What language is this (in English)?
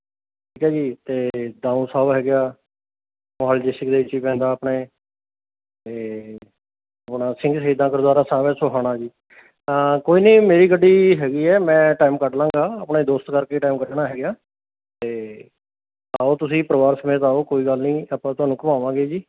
Punjabi